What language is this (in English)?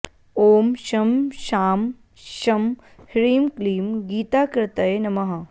Sanskrit